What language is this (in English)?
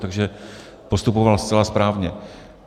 Czech